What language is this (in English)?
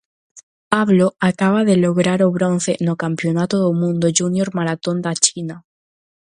Galician